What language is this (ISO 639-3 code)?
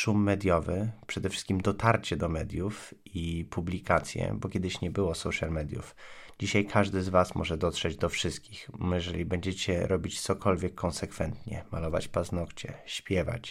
pol